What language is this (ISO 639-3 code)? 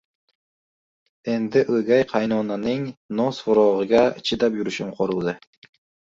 uzb